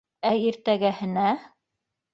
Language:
Bashkir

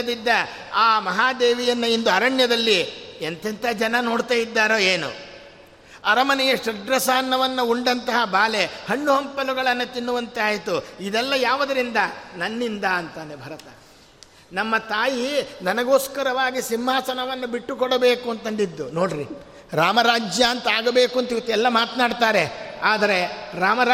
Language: Kannada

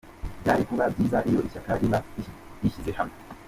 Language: Kinyarwanda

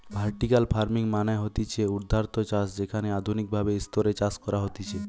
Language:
Bangla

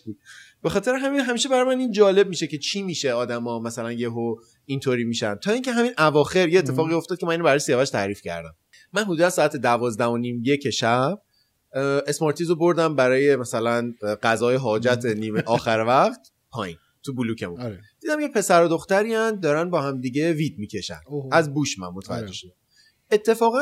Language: Persian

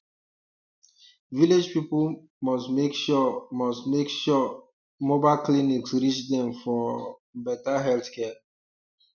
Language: Nigerian Pidgin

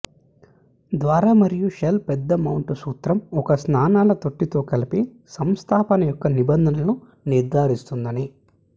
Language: Telugu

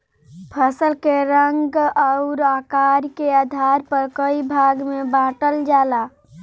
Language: Bhojpuri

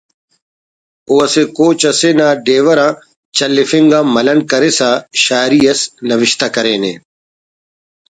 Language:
Brahui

